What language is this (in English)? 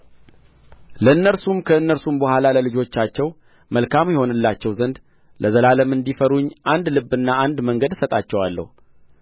Amharic